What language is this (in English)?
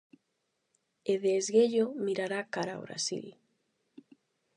Galician